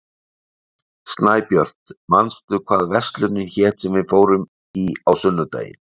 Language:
Icelandic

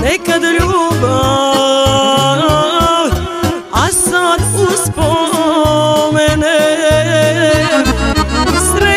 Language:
Romanian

